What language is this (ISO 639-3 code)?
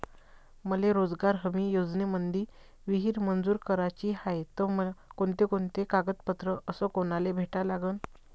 mar